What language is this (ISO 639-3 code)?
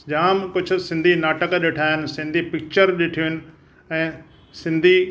snd